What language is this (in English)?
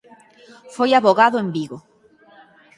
Galician